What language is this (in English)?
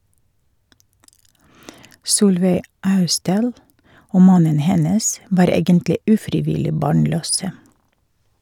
Norwegian